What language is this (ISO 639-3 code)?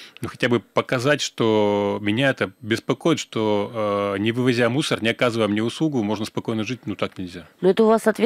rus